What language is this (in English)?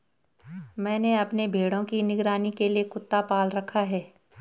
Hindi